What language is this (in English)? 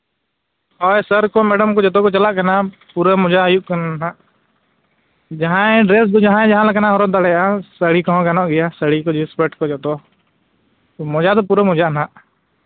Santali